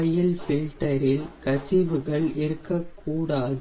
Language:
Tamil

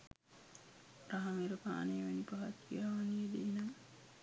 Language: Sinhala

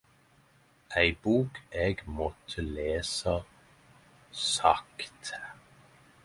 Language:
Norwegian Nynorsk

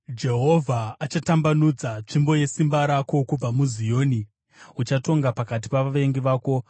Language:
Shona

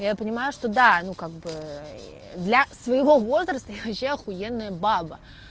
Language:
Russian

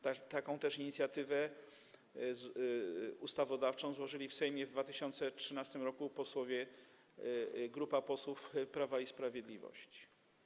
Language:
Polish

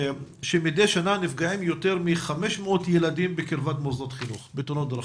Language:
Hebrew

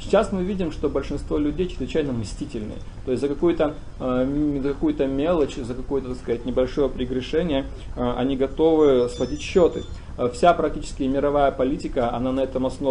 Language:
Russian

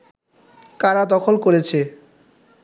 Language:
Bangla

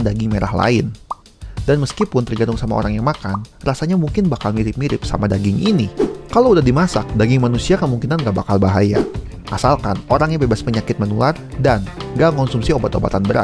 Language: Indonesian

